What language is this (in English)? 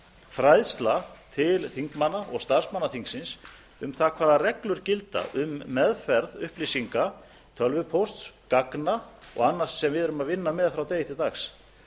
Icelandic